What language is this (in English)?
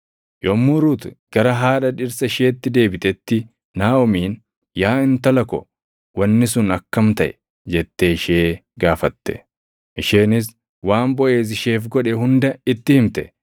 Oromo